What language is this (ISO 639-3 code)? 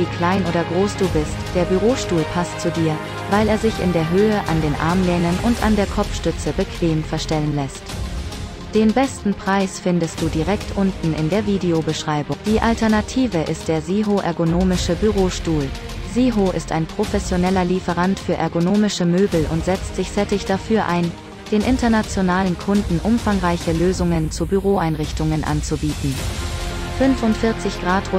deu